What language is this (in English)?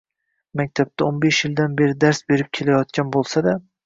Uzbek